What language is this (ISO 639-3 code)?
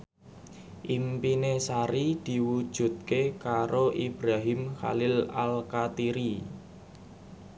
jav